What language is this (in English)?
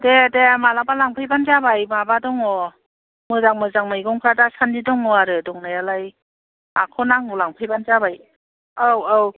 Bodo